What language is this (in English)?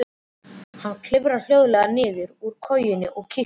Icelandic